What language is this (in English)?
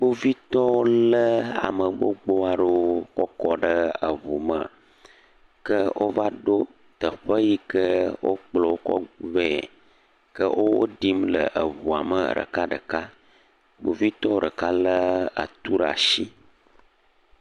Ewe